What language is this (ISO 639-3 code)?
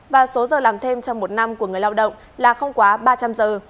vie